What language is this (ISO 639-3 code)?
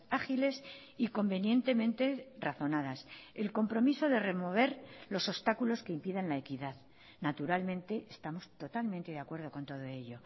spa